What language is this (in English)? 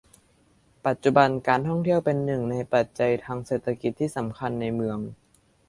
Thai